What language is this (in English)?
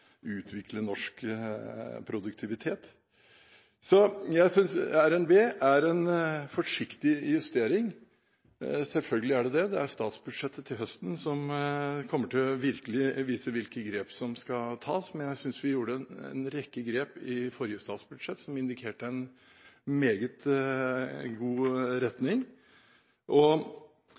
Norwegian Bokmål